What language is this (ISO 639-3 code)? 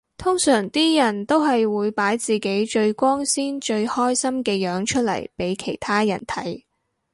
yue